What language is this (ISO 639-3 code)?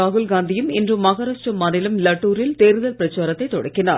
tam